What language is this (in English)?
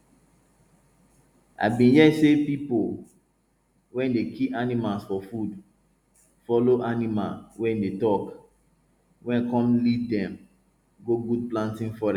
Nigerian Pidgin